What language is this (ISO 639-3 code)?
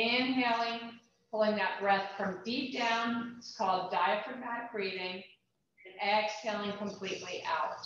eng